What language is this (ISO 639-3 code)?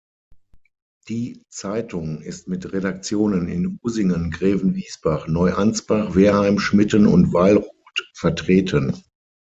deu